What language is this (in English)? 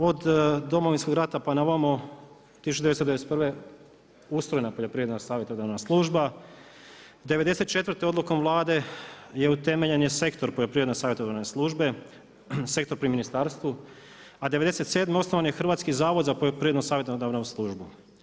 Croatian